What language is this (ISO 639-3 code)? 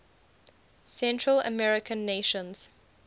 eng